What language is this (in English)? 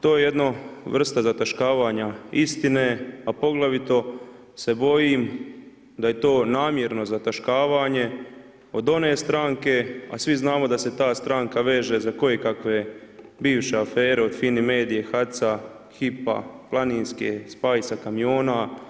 Croatian